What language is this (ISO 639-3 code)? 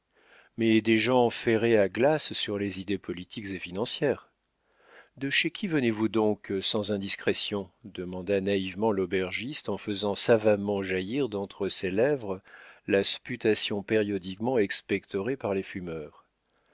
fra